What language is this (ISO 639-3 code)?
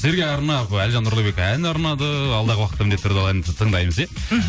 kaz